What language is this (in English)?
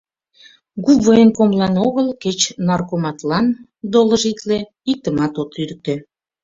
Mari